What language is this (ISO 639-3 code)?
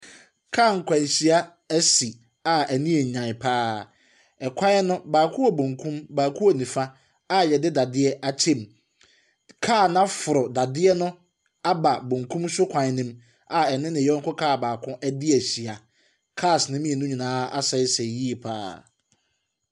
aka